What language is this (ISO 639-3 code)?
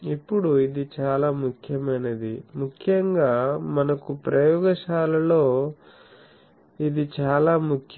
tel